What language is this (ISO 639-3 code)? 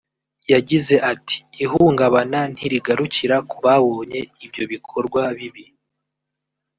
kin